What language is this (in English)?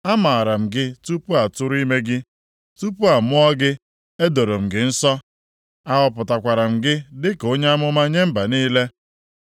Igbo